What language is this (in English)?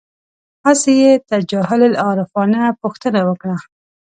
Pashto